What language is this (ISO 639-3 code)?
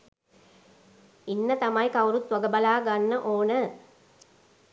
sin